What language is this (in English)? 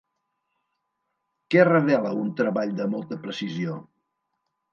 Catalan